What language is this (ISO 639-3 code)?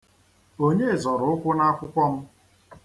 ibo